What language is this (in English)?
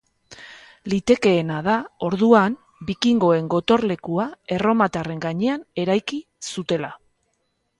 Basque